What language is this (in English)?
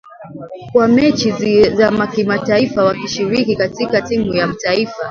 Swahili